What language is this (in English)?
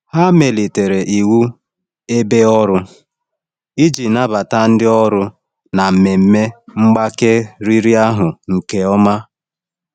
Igbo